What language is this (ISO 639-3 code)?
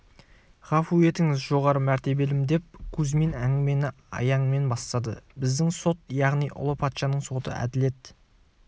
kaz